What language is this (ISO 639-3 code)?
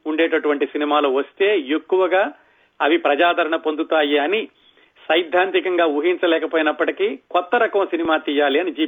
tel